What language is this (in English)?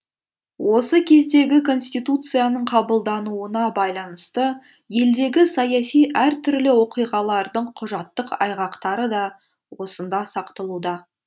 Kazakh